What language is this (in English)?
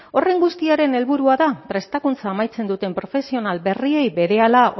Basque